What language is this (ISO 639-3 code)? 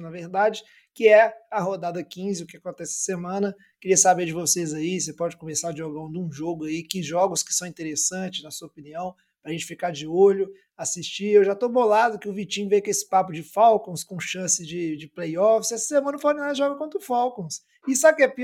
por